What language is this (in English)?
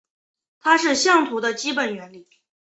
Chinese